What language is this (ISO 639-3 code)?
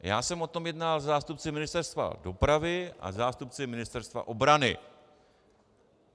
ces